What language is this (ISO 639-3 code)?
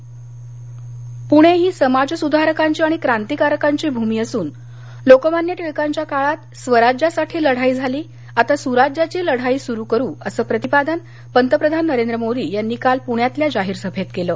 mar